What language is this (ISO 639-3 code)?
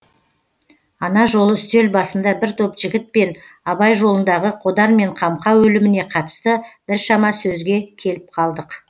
kaz